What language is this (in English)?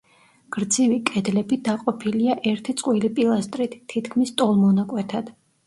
Georgian